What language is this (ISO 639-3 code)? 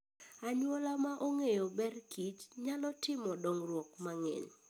luo